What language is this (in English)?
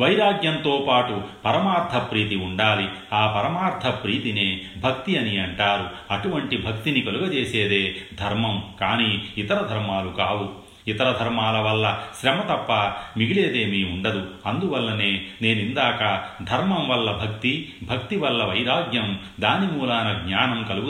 Telugu